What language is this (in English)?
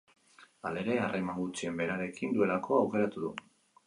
Basque